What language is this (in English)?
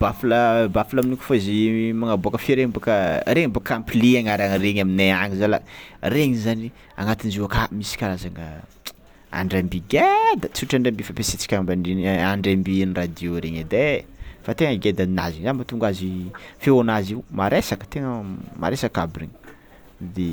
Tsimihety Malagasy